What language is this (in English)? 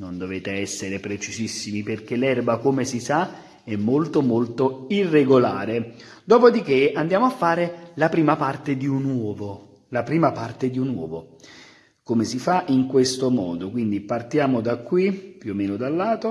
Italian